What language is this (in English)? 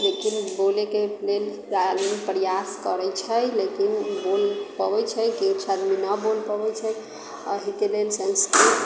Maithili